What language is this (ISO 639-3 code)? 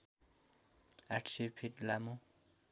nep